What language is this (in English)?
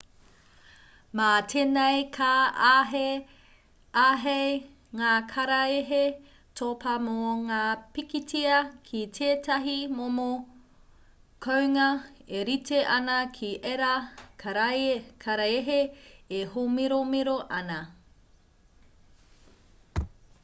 Māori